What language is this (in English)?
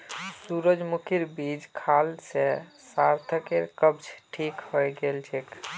Magahi